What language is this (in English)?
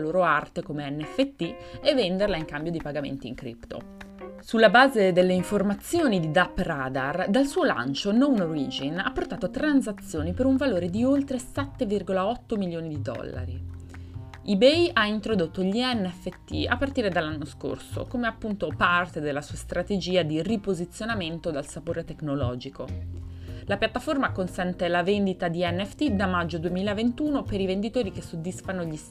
Italian